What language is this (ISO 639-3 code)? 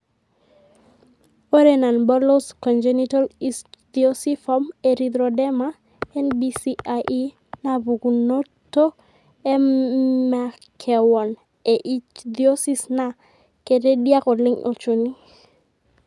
mas